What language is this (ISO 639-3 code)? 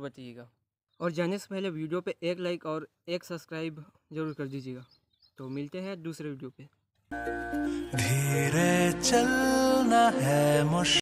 hin